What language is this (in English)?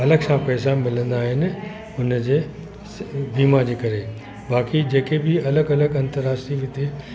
Sindhi